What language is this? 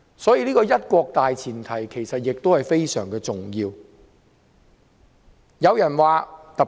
Cantonese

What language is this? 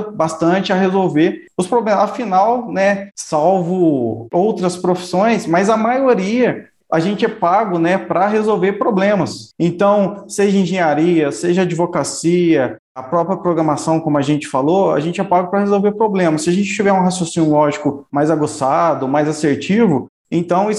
Portuguese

